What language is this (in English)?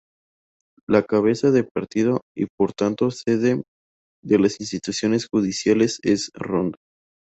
Spanish